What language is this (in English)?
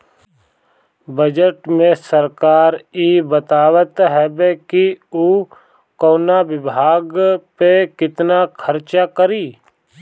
Bhojpuri